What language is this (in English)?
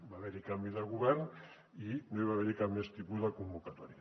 Catalan